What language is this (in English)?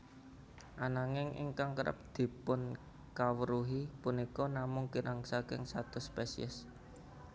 Javanese